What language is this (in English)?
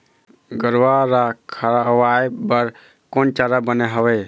Chhattisgarhi